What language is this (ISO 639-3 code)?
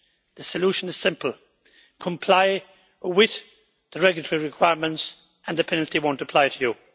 eng